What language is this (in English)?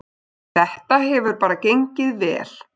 Icelandic